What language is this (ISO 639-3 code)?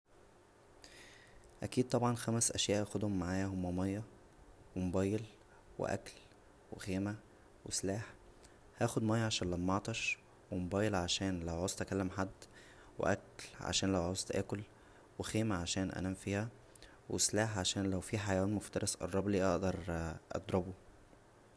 arz